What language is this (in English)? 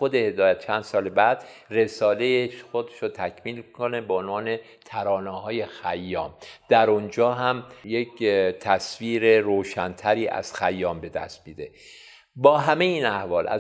Persian